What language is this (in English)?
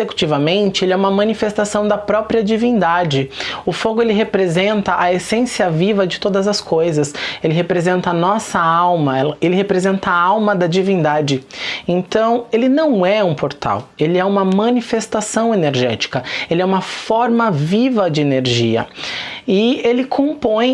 Portuguese